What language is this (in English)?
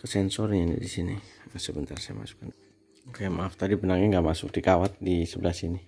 Indonesian